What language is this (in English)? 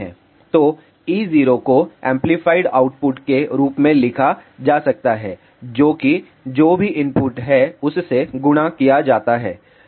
Hindi